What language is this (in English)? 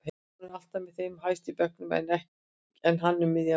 Icelandic